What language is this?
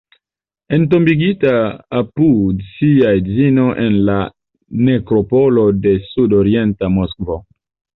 Esperanto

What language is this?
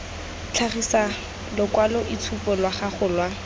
Tswana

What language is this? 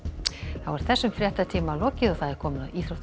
Icelandic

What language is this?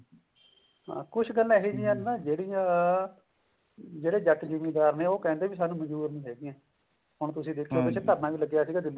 Punjabi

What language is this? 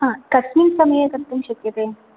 Sanskrit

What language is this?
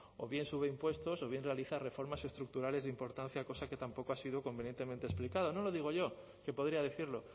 Spanish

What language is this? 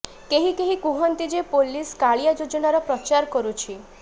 Odia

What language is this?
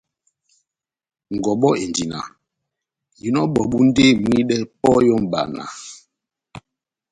Batanga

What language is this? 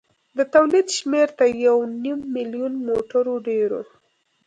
Pashto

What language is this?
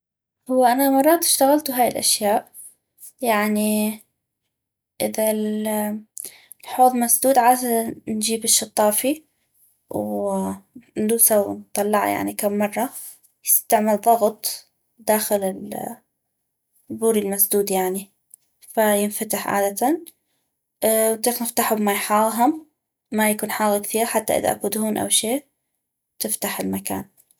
North Mesopotamian Arabic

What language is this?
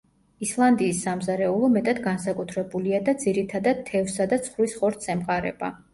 Georgian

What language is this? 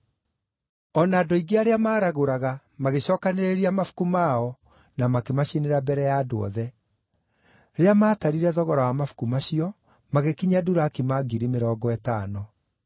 Kikuyu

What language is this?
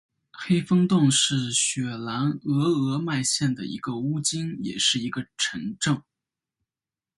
Chinese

